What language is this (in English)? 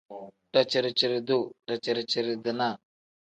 Tem